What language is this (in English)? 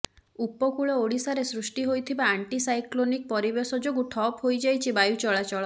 Odia